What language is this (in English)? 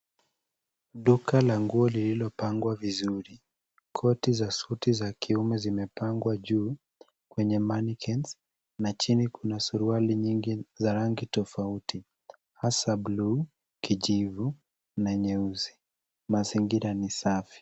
Swahili